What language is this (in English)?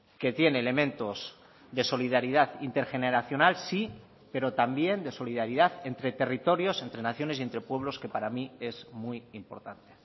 Spanish